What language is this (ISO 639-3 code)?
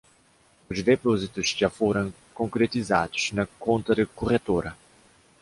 por